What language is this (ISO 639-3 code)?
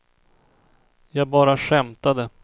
swe